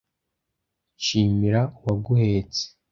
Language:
Kinyarwanda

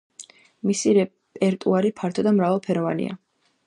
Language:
Georgian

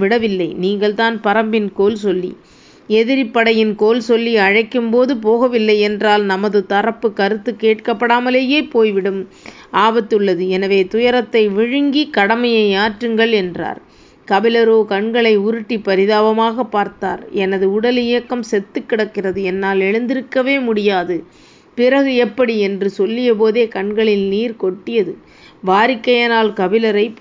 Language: Tamil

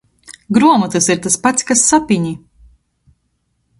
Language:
Latgalian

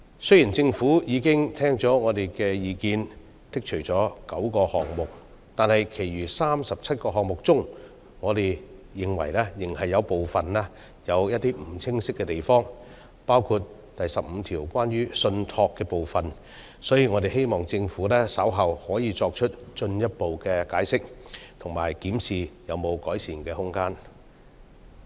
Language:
Cantonese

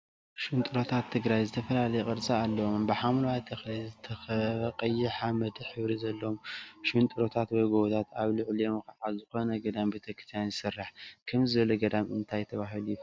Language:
Tigrinya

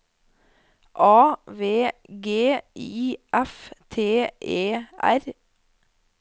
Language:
Norwegian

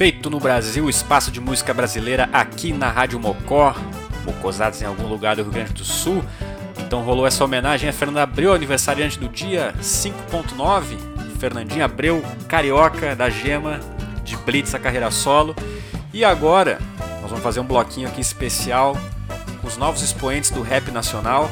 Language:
Portuguese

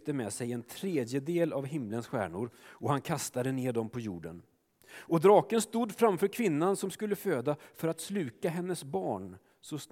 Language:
Swedish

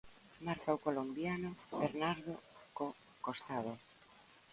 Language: Galician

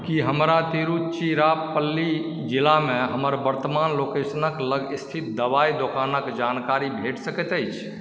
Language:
Maithili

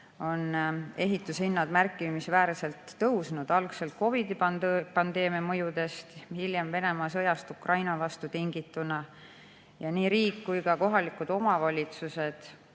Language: Estonian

